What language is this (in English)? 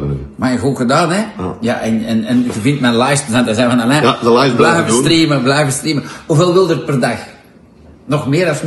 Dutch